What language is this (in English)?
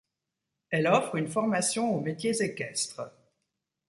French